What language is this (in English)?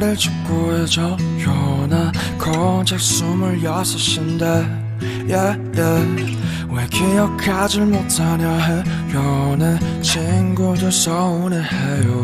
Korean